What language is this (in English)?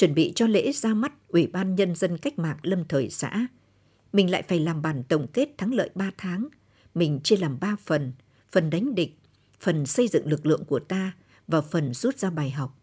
Vietnamese